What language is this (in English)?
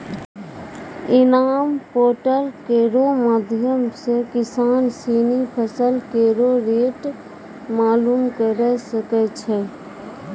Maithili